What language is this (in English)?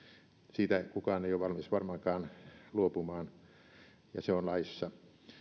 Finnish